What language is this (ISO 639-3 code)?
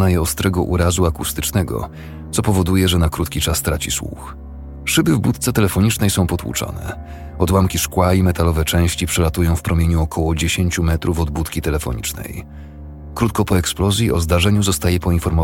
pol